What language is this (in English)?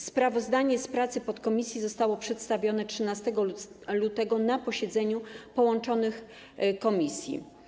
Polish